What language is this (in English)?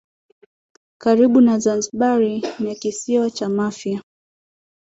Swahili